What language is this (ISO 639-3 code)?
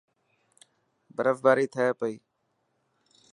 mki